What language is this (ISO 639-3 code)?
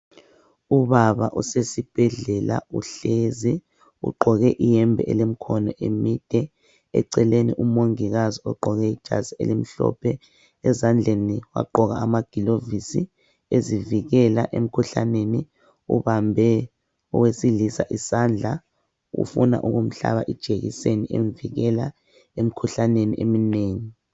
nde